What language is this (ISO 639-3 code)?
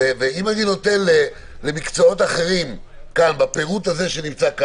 heb